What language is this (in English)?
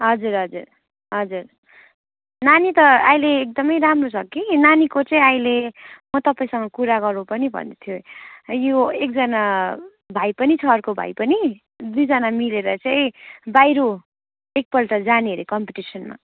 Nepali